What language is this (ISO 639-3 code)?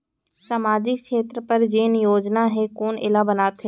hne